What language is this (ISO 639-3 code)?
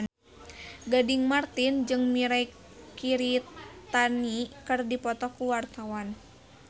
sun